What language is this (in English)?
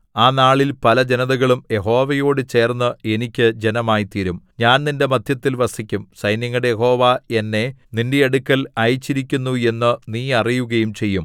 Malayalam